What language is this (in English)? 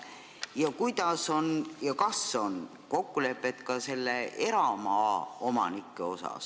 Estonian